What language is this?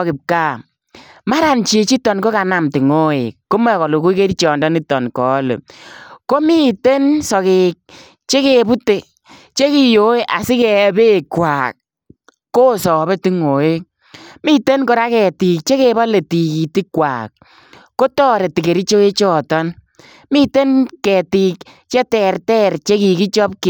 Kalenjin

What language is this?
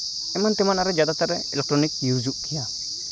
Santali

